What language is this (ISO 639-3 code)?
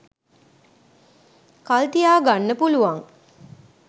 sin